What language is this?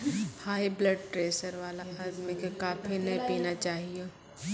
Maithili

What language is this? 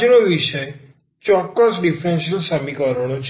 Gujarati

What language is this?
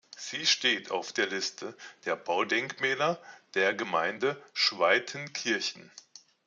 German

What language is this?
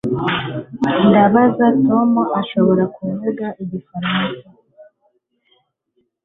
Kinyarwanda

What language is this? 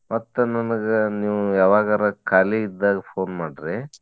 Kannada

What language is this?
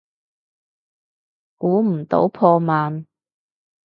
Cantonese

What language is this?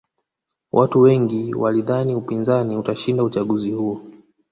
Swahili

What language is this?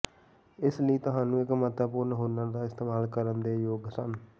Punjabi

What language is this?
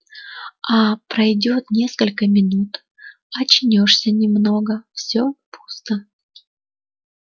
Russian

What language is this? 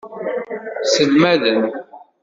Kabyle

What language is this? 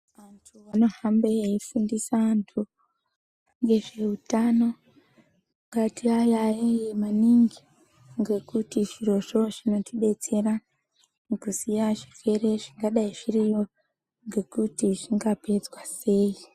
Ndau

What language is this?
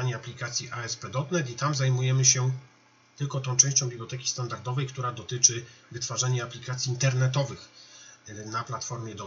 Polish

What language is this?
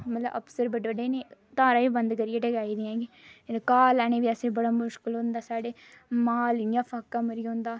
Dogri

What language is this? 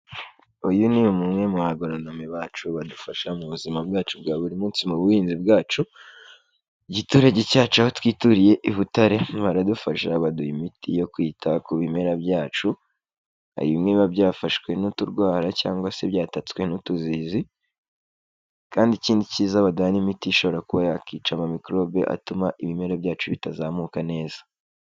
Kinyarwanda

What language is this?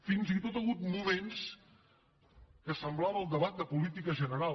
Catalan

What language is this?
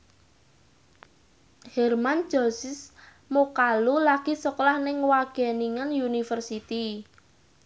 Javanese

